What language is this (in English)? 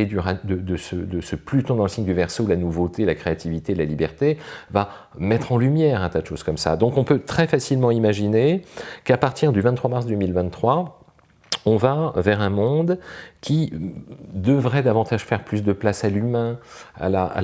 French